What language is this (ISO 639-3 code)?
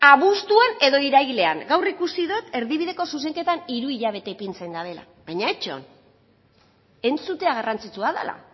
eus